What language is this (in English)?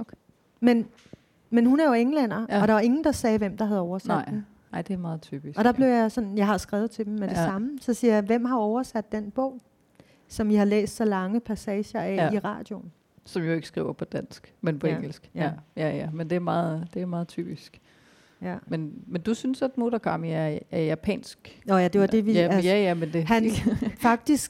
Danish